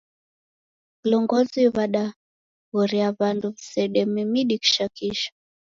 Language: Taita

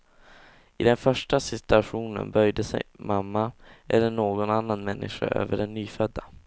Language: Swedish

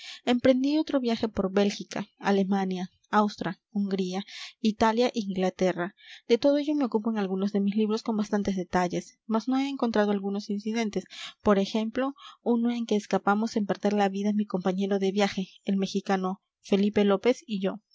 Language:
Spanish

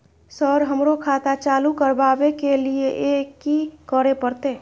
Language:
Maithili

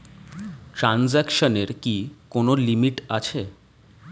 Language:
Bangla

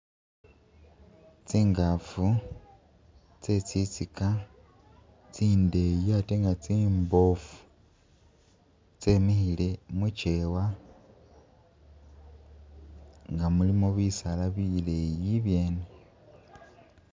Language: Masaaba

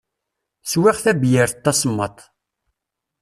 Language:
Kabyle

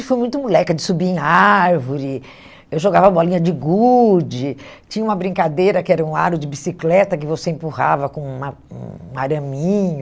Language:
Portuguese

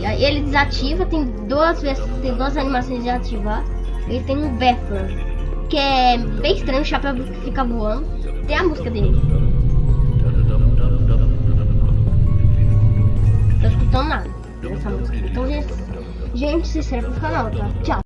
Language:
Portuguese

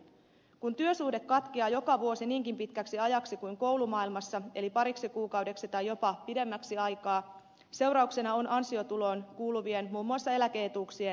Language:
Finnish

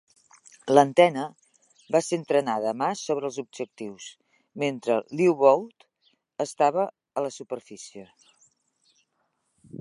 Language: Catalan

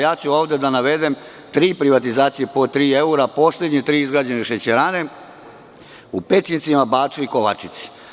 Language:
Serbian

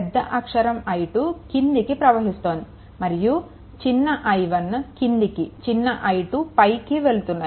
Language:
Telugu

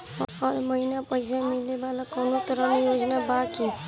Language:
Bhojpuri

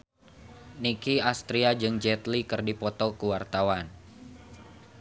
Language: Sundanese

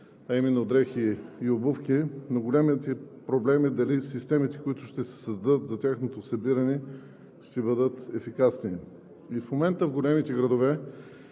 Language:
Bulgarian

